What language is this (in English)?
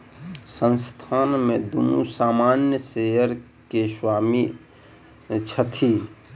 Maithili